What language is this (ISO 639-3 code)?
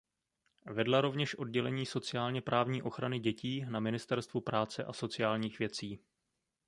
ces